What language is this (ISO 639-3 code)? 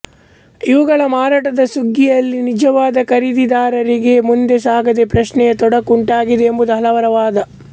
kan